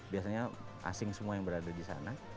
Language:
Indonesian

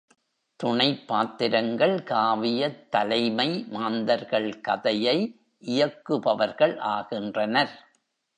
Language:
Tamil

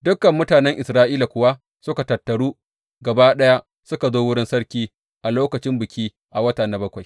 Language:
Hausa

